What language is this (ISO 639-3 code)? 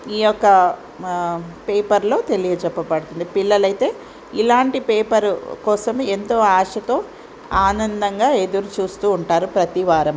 tel